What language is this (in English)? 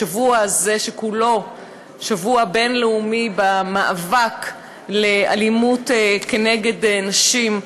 Hebrew